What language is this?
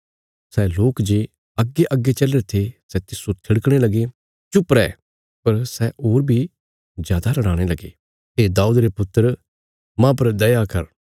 Bilaspuri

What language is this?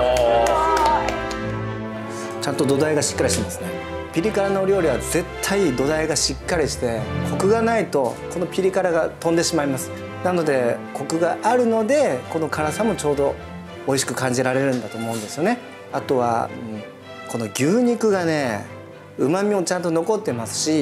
Japanese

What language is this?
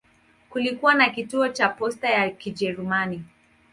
Swahili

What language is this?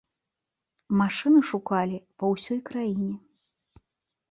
Belarusian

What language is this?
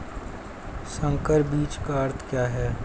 Hindi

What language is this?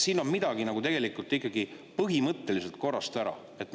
Estonian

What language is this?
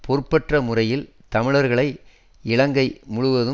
Tamil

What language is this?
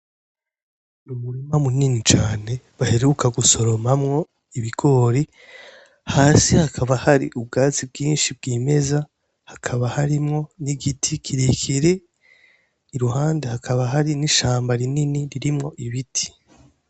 Rundi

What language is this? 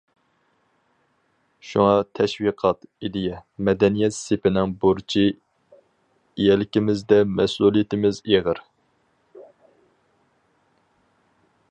Uyghur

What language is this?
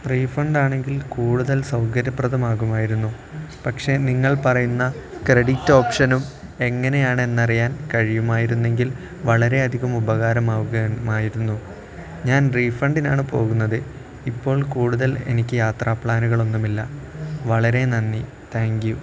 Malayalam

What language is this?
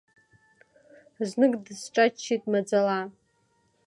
Abkhazian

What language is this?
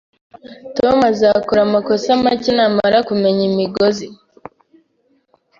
Kinyarwanda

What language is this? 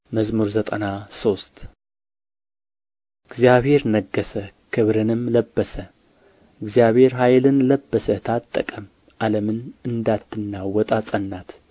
Amharic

